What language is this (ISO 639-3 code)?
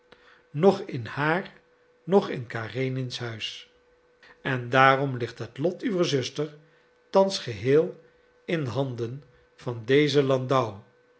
nld